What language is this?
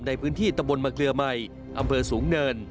Thai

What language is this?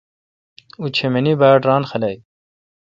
Kalkoti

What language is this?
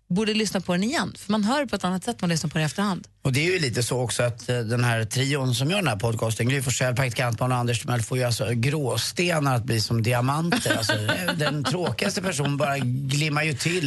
Swedish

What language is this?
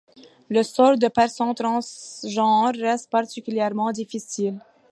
French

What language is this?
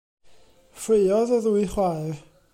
Welsh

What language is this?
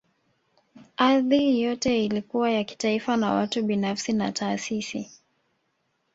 Swahili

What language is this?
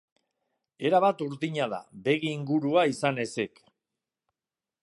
Basque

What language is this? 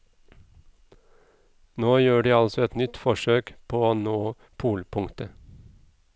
Norwegian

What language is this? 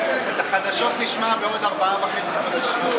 Hebrew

